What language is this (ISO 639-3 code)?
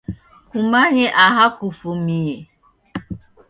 dav